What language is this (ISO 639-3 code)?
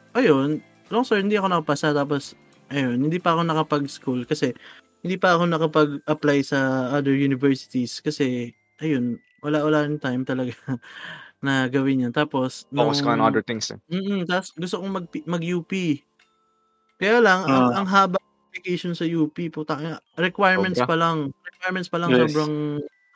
fil